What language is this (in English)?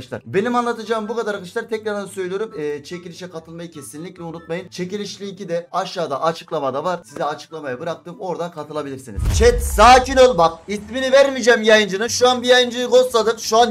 Turkish